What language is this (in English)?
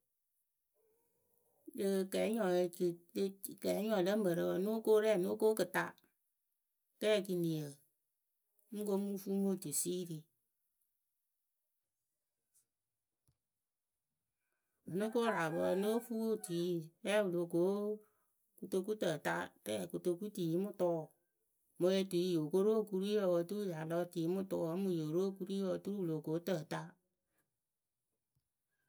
Akebu